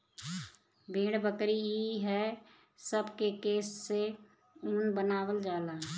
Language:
Bhojpuri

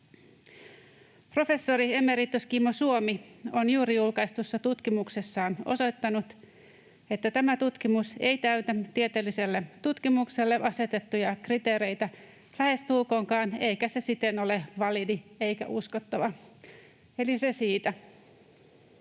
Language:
Finnish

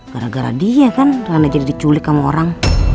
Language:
Indonesian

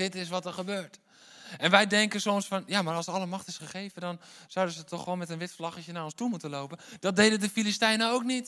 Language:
Dutch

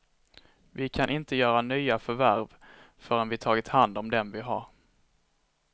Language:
Swedish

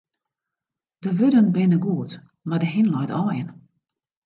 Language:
Western Frisian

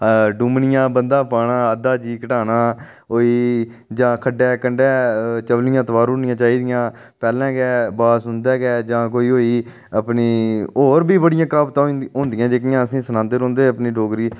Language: Dogri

